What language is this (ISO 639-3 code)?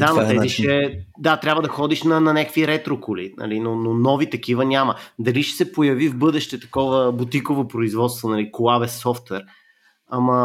bul